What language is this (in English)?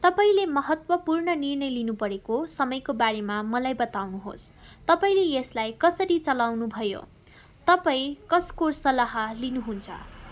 Nepali